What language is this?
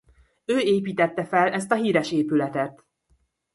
Hungarian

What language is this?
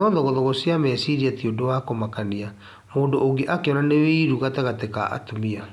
Kikuyu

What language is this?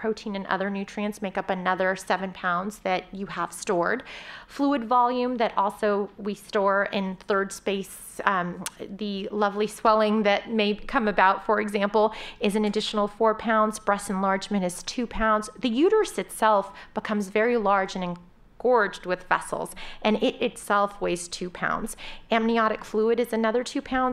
English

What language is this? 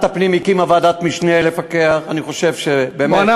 Hebrew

